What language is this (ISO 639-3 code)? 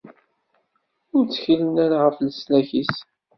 kab